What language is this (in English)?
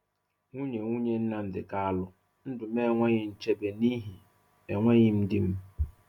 Igbo